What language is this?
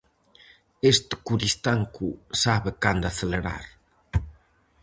Galician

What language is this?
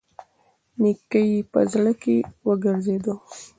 Pashto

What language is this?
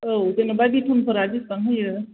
Bodo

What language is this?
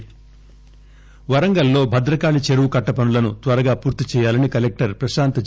Telugu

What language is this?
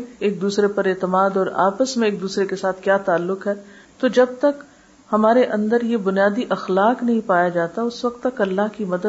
Urdu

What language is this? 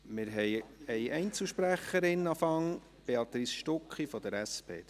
Swiss German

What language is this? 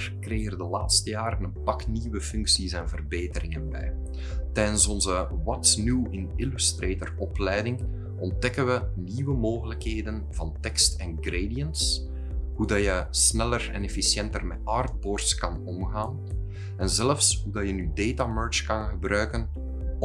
Dutch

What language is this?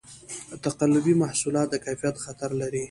Pashto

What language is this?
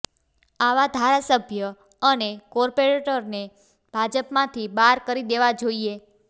Gujarati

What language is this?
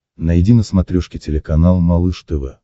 Russian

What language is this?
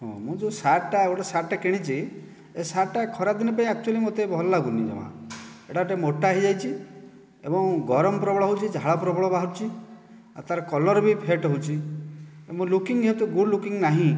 Odia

